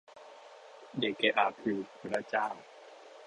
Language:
Thai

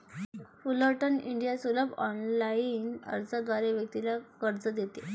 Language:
Marathi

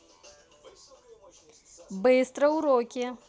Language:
Russian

